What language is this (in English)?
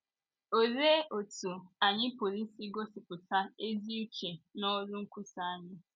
Igbo